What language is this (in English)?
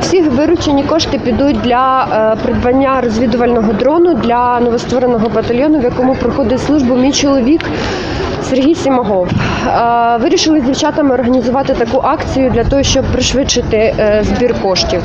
Ukrainian